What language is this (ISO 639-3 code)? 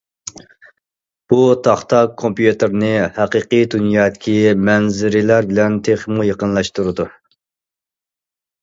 uig